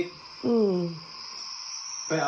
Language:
Thai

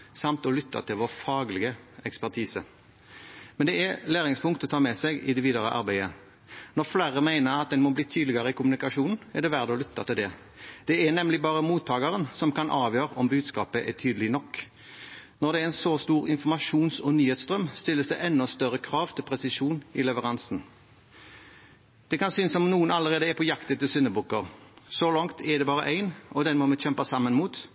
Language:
Norwegian Bokmål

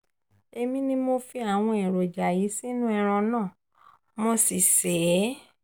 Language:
Yoruba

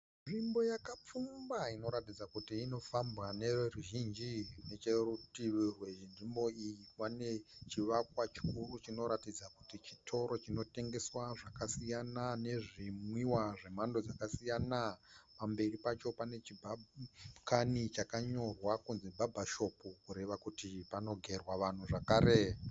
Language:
Shona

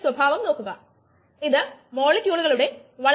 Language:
Malayalam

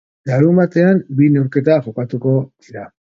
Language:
Basque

